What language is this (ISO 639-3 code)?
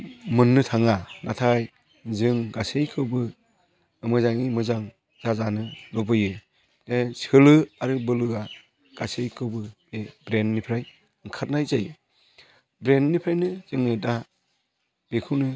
brx